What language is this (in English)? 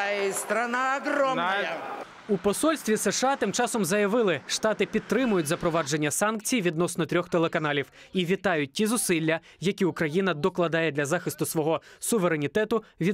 Ukrainian